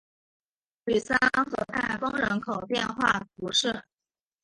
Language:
Chinese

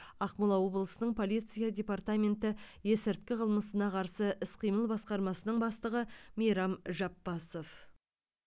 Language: Kazakh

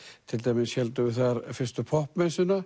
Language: Icelandic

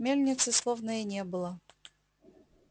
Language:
Russian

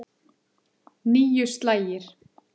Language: Icelandic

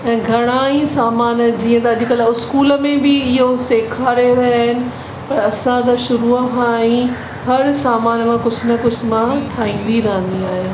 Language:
Sindhi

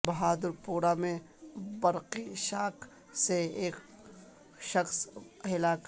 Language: Urdu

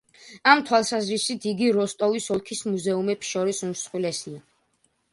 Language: Georgian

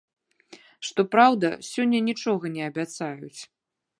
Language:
Belarusian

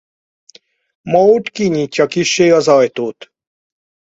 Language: Hungarian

